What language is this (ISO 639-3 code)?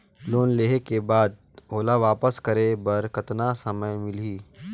hne